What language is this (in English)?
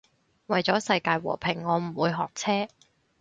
Cantonese